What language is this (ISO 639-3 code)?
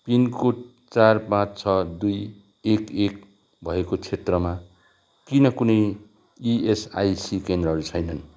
nep